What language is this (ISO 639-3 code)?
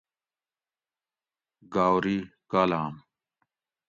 gwc